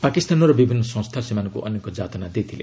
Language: Odia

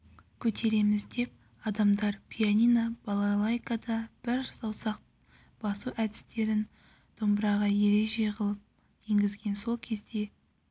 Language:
Kazakh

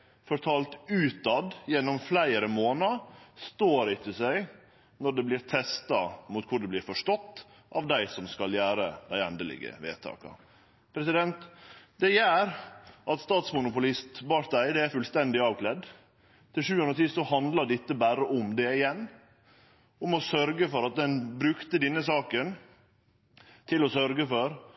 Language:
Norwegian Nynorsk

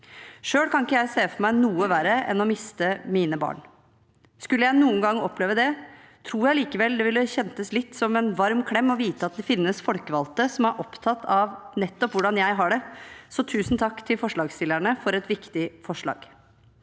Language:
Norwegian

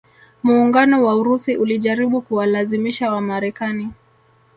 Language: Swahili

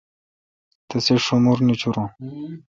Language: Kalkoti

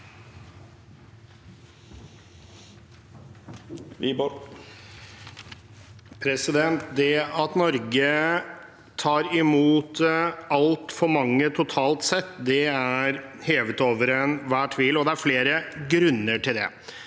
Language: Norwegian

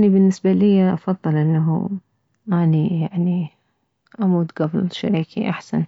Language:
Mesopotamian Arabic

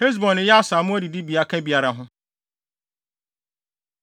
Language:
Akan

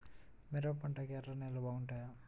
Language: Telugu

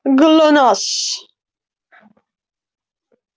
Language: Russian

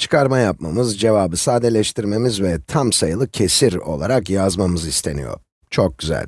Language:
Turkish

